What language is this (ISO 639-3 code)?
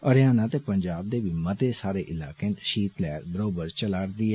doi